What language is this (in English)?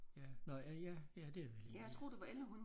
Danish